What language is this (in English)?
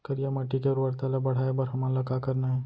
Chhattisgarhi